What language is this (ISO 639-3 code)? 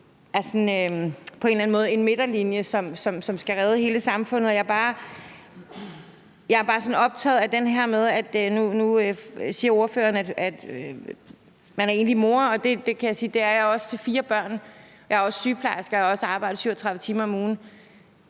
dan